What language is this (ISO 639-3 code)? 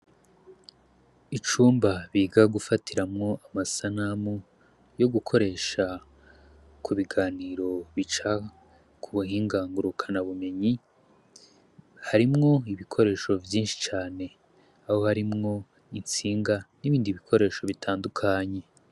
run